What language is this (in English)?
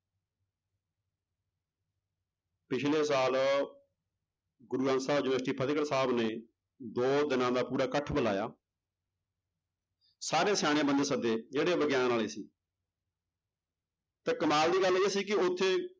Punjabi